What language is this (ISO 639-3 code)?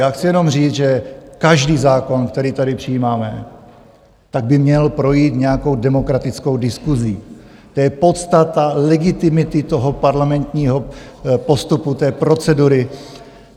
ces